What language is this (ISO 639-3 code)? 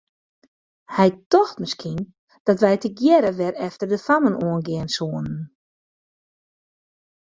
fry